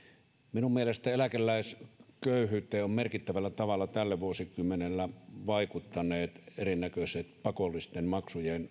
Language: Finnish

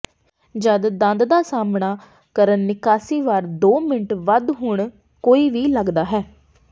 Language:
Punjabi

